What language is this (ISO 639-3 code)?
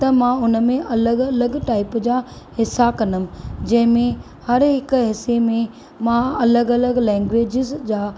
snd